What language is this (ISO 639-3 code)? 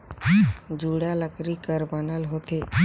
hne